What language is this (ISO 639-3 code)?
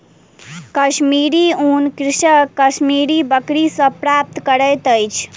mai